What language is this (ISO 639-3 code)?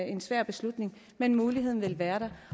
dan